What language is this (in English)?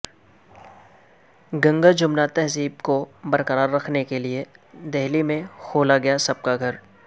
Urdu